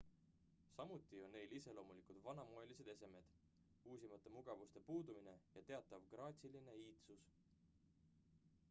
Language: Estonian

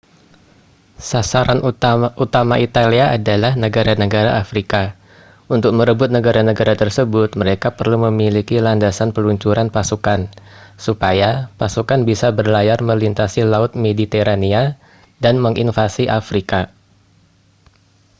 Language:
Indonesian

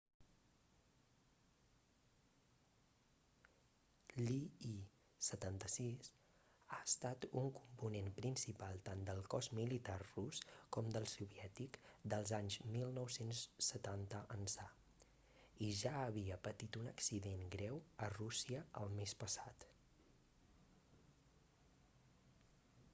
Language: Catalan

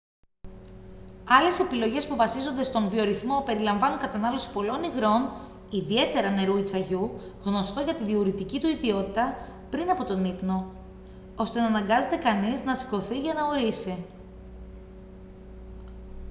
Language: Greek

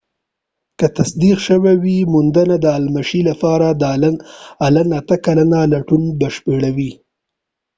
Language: Pashto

